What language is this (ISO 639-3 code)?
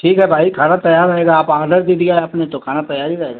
hin